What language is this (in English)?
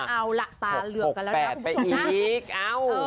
Thai